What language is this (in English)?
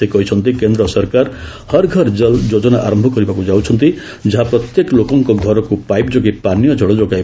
Odia